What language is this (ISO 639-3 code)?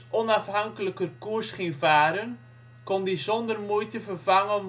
nld